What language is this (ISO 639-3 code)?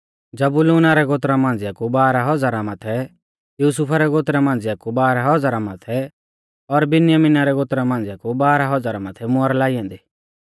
bfz